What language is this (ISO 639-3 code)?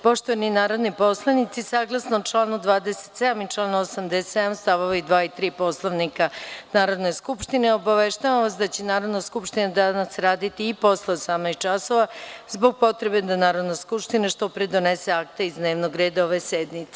srp